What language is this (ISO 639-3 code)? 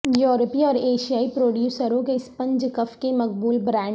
urd